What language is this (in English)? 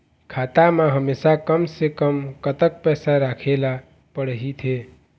Chhattisgarhi